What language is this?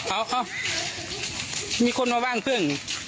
Thai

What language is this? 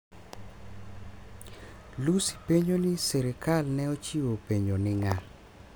Luo (Kenya and Tanzania)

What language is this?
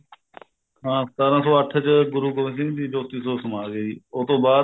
Punjabi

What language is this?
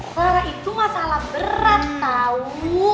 Indonesian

